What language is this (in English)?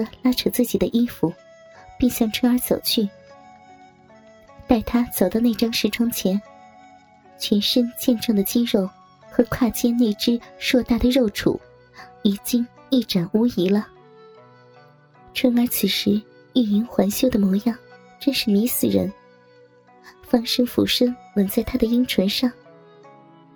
Chinese